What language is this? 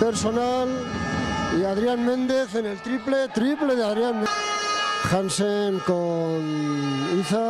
Spanish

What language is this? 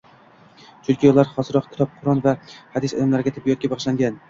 Uzbek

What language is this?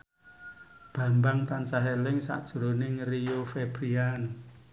Javanese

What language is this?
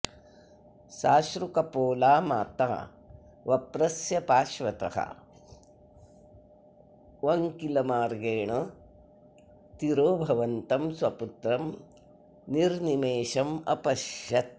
Sanskrit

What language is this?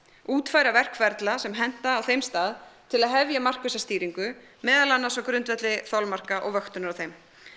Icelandic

